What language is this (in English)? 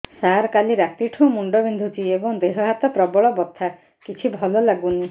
Odia